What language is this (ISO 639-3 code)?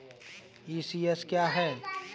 hin